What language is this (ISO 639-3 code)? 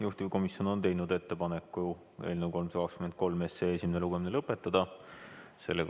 est